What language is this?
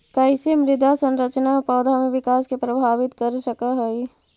Magahi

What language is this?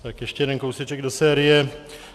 Czech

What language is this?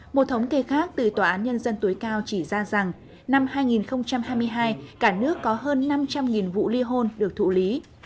Vietnamese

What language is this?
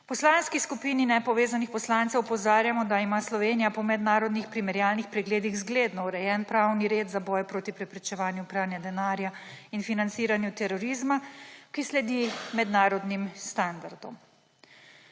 Slovenian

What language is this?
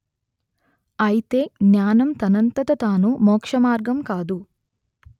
Telugu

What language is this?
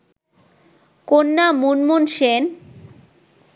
Bangla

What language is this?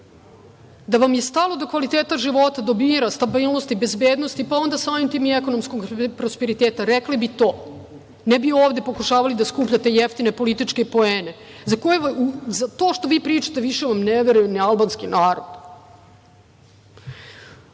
Serbian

